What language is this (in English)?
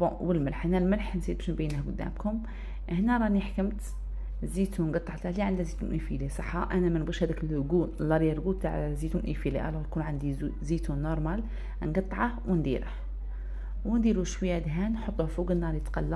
Arabic